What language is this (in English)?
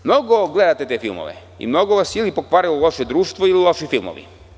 Serbian